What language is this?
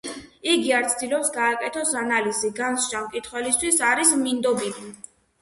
Georgian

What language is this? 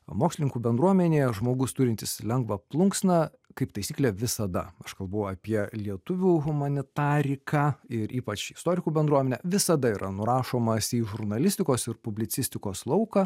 Lithuanian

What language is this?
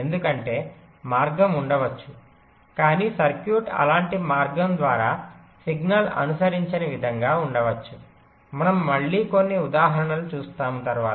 Telugu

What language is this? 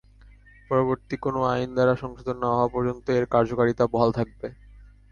Bangla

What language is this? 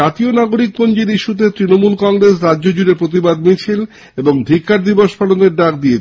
Bangla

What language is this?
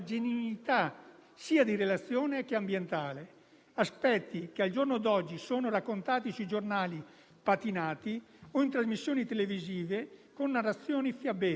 Italian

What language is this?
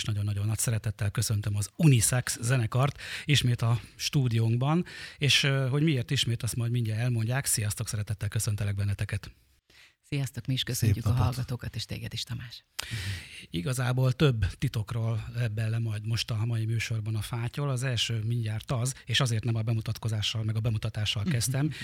Hungarian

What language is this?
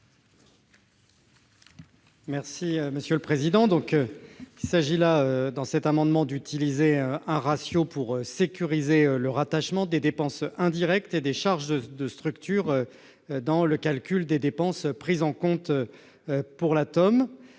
French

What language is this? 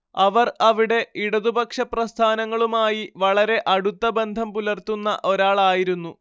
Malayalam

